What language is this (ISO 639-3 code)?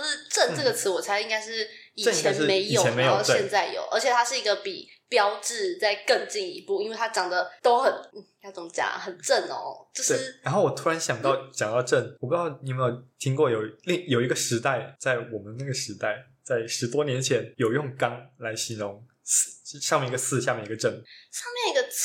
zho